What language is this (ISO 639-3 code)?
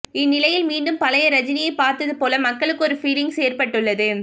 tam